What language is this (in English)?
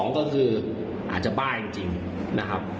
Thai